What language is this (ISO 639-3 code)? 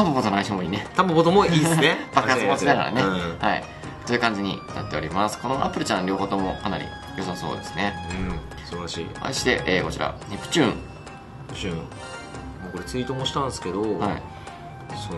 jpn